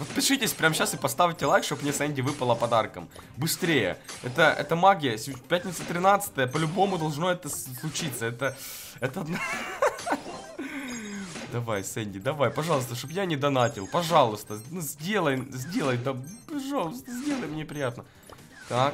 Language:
Russian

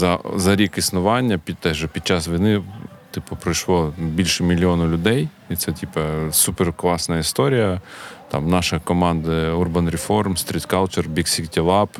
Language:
Ukrainian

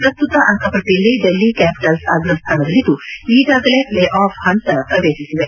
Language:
Kannada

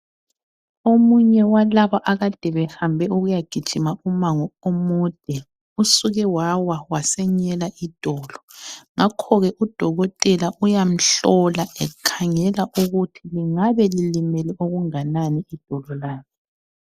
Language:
North Ndebele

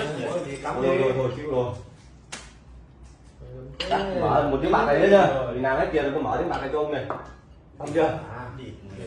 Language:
Vietnamese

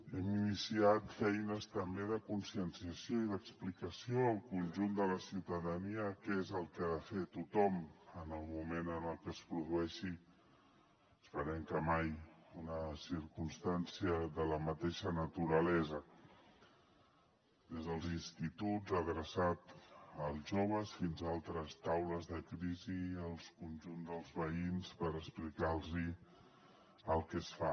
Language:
Catalan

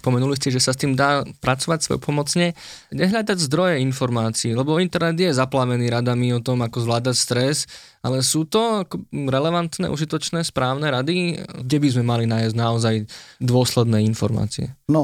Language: Slovak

